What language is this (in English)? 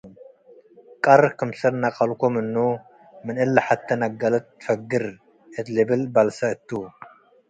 Tigre